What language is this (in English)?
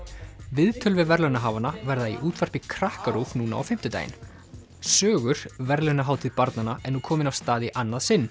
Icelandic